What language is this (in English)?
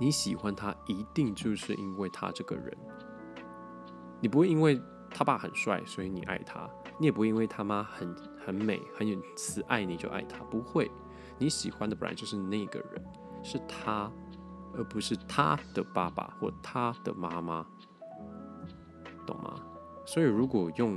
Chinese